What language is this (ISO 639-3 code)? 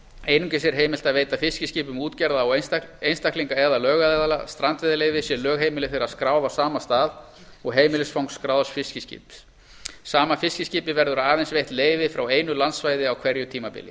isl